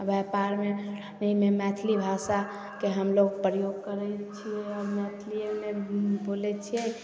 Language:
Maithili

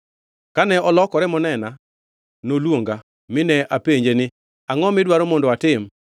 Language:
Luo (Kenya and Tanzania)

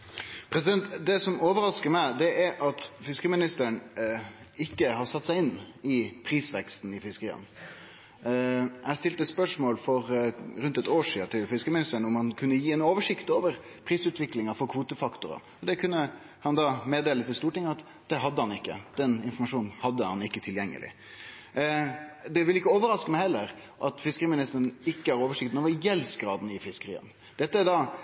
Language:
Norwegian Nynorsk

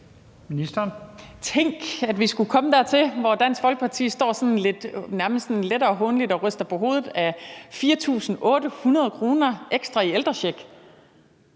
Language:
Danish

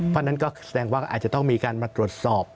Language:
Thai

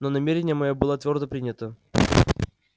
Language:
Russian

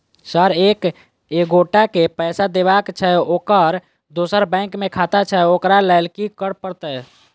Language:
Maithili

